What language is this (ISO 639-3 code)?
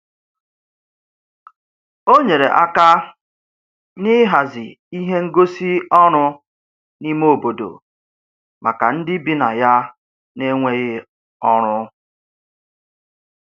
ibo